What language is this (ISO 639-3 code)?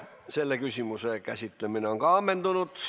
est